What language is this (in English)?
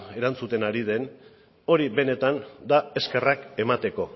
Basque